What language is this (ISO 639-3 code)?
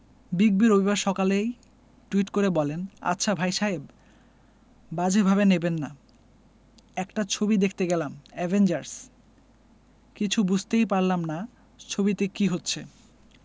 ben